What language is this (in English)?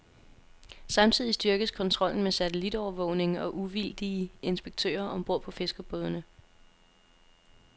Danish